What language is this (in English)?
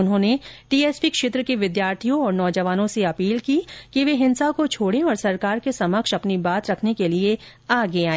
Hindi